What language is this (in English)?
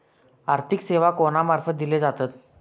Marathi